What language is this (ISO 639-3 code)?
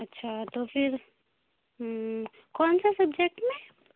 urd